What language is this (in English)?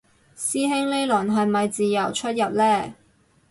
Cantonese